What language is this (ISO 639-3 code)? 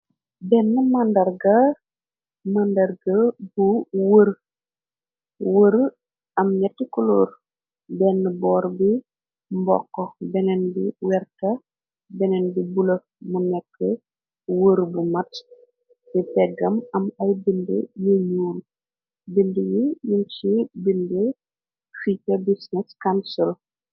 wol